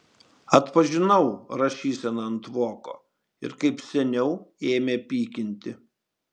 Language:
Lithuanian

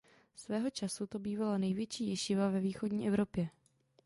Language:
Czech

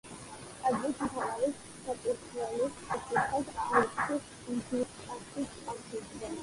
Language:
Georgian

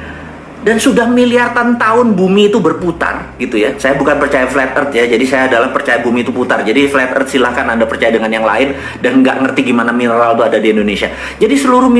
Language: Indonesian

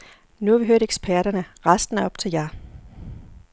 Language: Danish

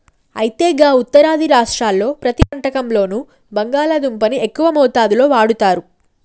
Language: Telugu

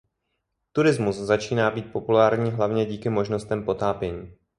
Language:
Czech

